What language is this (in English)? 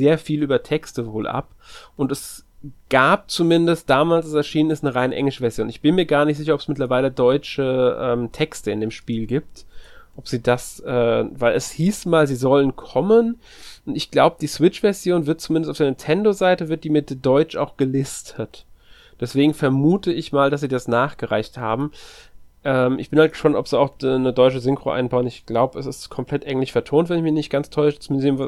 German